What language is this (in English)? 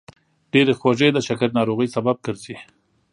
Pashto